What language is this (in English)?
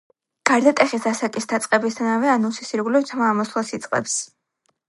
Georgian